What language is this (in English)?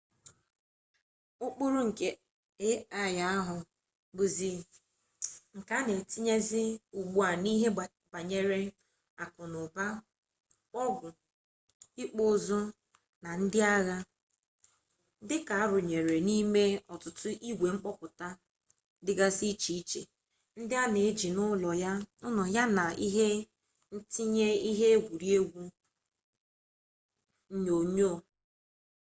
Igbo